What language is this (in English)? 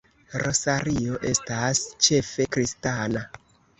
Esperanto